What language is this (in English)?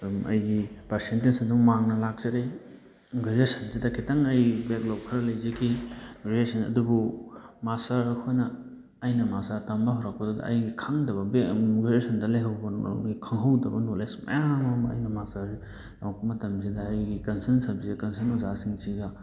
Manipuri